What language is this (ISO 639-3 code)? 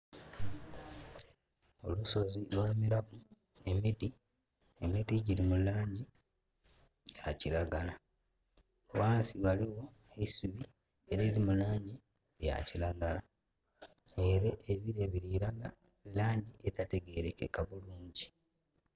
xog